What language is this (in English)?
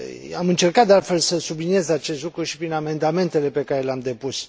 Romanian